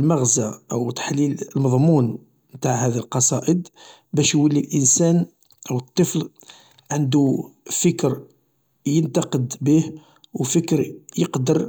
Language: Algerian Arabic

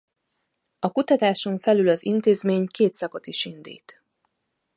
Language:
Hungarian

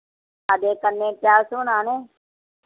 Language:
Dogri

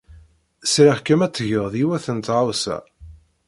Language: Kabyle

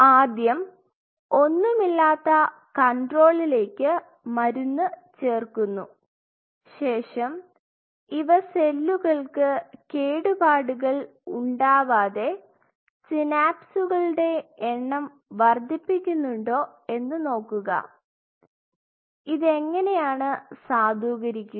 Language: Malayalam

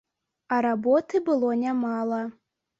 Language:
Belarusian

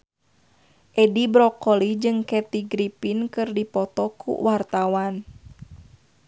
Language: Sundanese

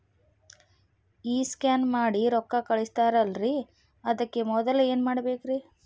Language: Kannada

